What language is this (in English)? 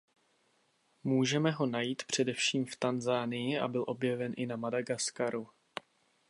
Czech